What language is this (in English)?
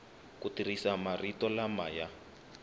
Tsonga